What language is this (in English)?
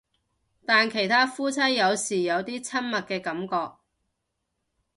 Cantonese